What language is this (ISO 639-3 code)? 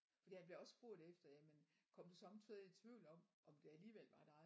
dan